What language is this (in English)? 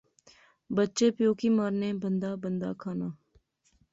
Pahari-Potwari